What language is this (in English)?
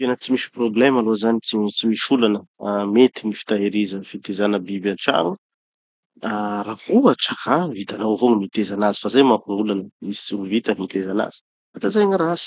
Tanosy Malagasy